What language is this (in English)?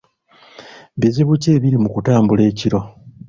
Ganda